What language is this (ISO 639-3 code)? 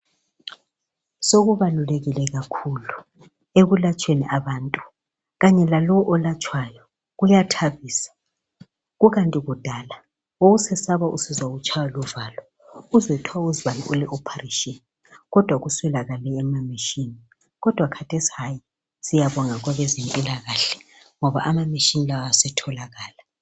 nde